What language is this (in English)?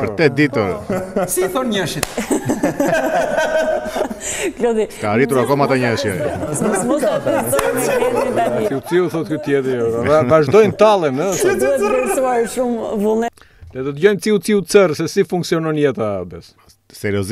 Romanian